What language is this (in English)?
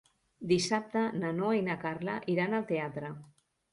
Catalan